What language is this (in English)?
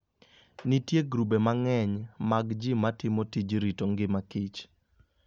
Luo (Kenya and Tanzania)